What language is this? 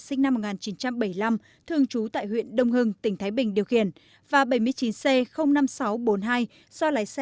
Vietnamese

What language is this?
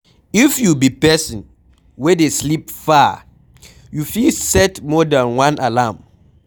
Nigerian Pidgin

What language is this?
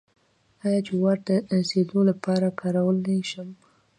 Pashto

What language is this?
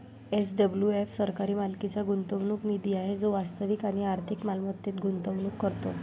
Marathi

